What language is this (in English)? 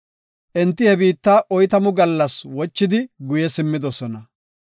Gofa